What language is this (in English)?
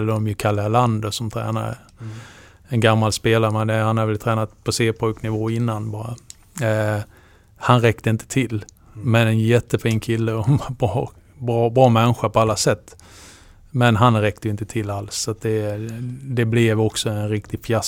Swedish